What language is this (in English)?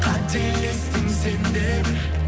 Kazakh